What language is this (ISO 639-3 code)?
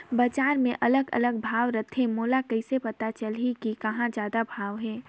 hne